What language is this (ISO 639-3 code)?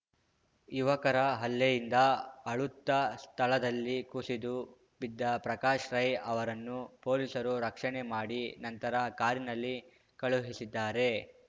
kan